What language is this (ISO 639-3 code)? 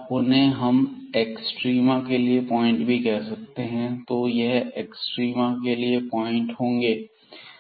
hin